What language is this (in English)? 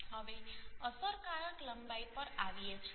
Gujarati